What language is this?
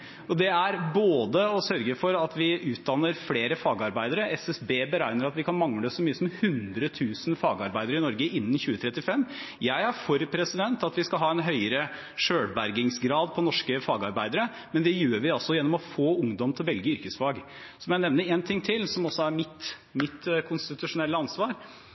Norwegian Bokmål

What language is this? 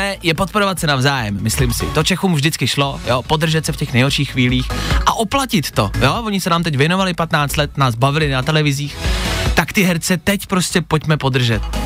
Czech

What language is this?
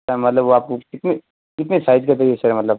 Hindi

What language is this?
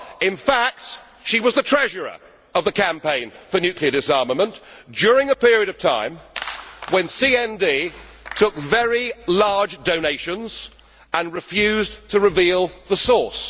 English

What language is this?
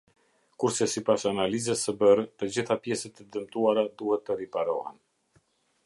Albanian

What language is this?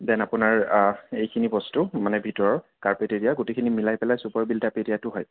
Assamese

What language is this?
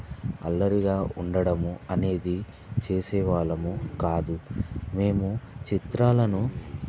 Telugu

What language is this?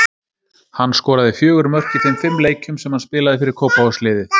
Icelandic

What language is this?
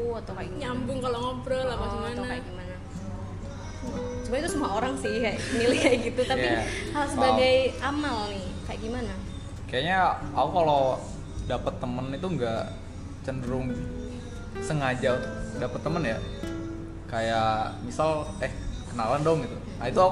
Indonesian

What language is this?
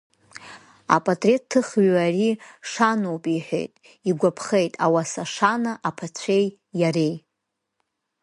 Abkhazian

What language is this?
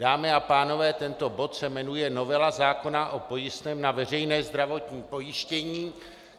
Czech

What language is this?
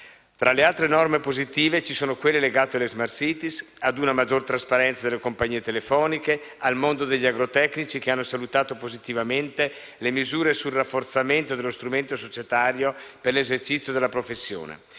Italian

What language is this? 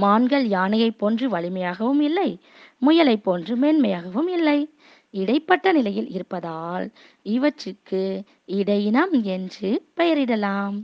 Tamil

